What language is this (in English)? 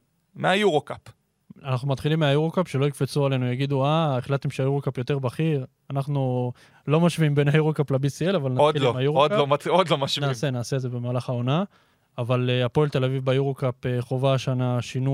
Hebrew